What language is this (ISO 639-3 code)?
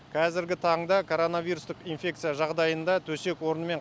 kaz